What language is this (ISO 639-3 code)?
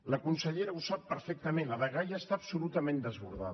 cat